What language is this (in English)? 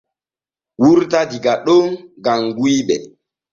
Borgu Fulfulde